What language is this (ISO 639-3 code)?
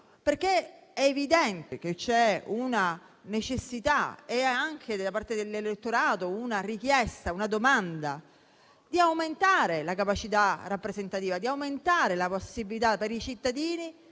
ita